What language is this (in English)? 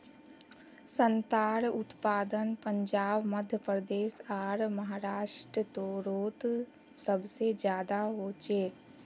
Magahi